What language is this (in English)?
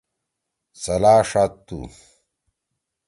Torwali